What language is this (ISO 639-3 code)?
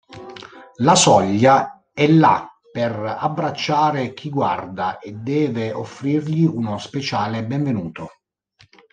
ita